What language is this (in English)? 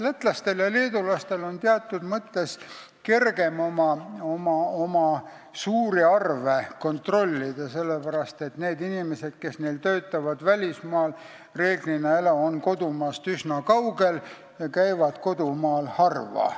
Estonian